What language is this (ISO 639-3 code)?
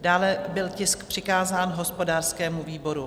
ces